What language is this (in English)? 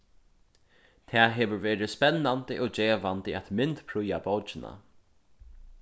Faroese